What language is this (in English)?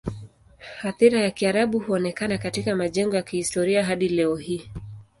Swahili